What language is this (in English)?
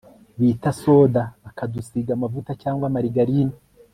Kinyarwanda